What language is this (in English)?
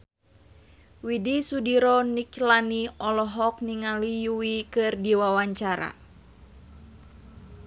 Sundanese